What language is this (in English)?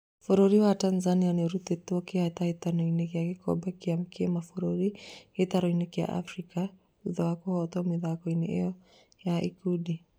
Kikuyu